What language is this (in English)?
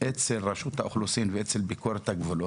Hebrew